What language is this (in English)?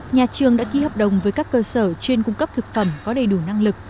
Vietnamese